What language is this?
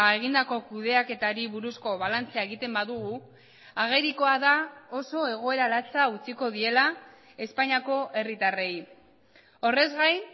Basque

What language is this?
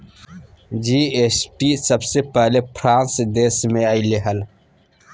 Magahi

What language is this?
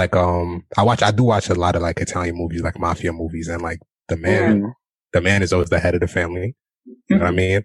English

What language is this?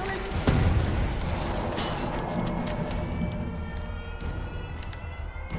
Vietnamese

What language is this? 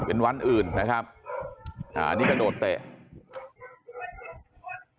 Thai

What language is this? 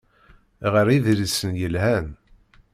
Kabyle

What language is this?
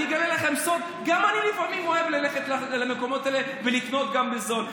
Hebrew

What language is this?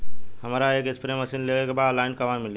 Bhojpuri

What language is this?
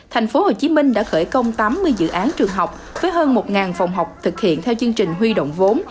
Vietnamese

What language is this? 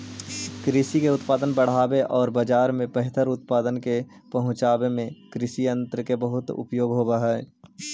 Magahi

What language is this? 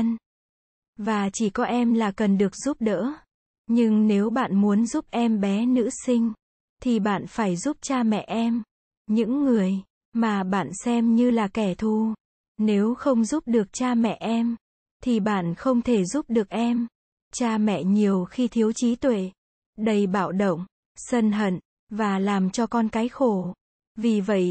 Vietnamese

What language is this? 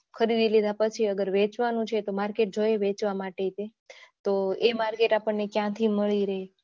Gujarati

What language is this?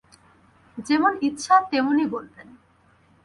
Bangla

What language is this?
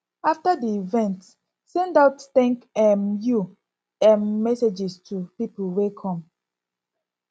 Nigerian Pidgin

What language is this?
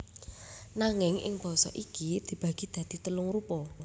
Javanese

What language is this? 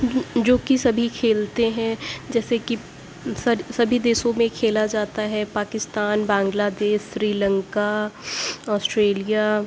Urdu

